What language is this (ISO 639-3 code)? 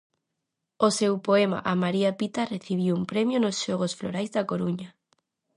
glg